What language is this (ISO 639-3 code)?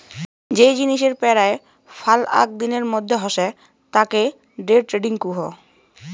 ben